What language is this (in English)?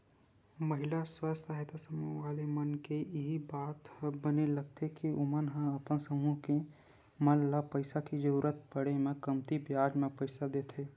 Chhattisgarhi